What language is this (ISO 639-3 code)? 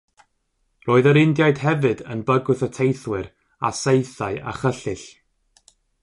cym